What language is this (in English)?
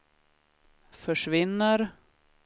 Swedish